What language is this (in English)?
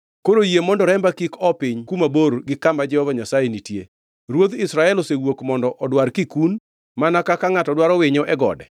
Luo (Kenya and Tanzania)